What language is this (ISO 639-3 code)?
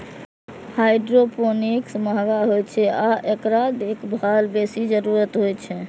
mai